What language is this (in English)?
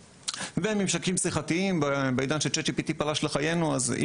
Hebrew